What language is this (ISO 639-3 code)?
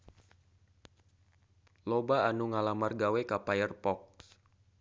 sun